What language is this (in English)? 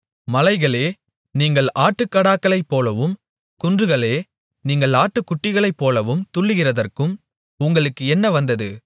Tamil